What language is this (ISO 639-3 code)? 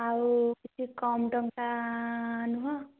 ori